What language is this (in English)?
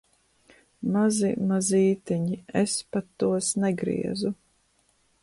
Latvian